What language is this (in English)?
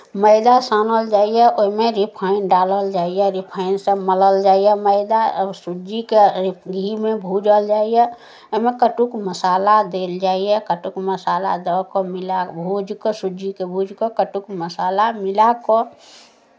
Maithili